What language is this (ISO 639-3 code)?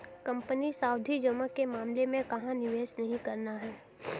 hin